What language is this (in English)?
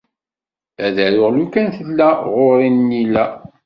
Kabyle